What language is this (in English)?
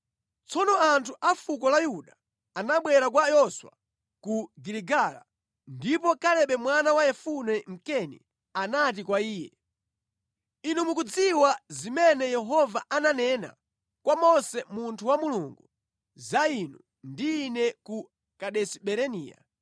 Nyanja